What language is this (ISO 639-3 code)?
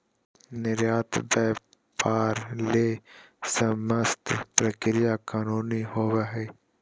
mag